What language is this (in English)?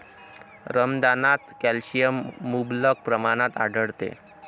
Marathi